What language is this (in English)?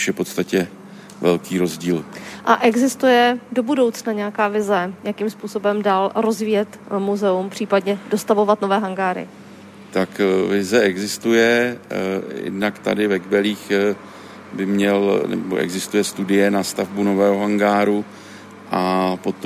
Czech